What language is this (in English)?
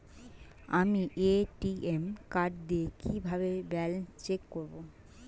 Bangla